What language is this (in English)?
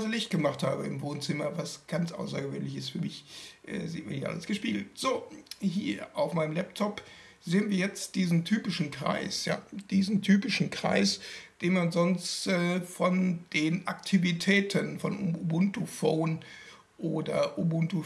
German